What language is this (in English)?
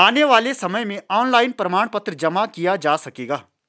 Hindi